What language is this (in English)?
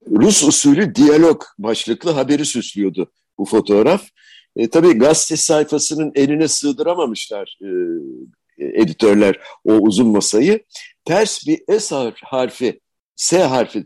Turkish